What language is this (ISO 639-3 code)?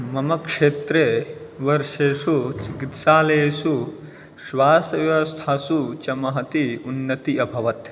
san